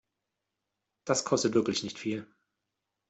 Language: German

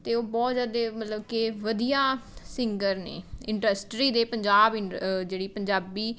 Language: Punjabi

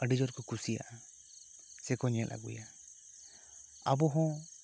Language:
Santali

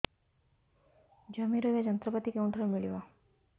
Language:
Odia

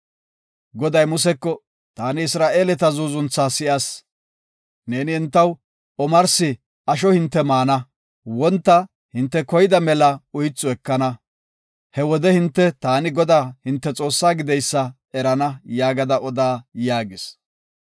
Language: Gofa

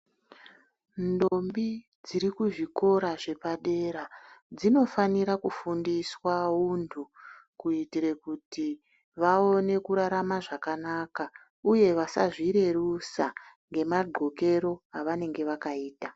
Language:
Ndau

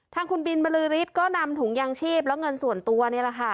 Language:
Thai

